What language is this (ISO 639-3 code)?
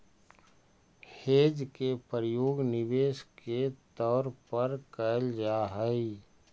mag